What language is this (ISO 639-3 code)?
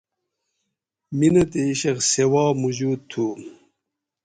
gwc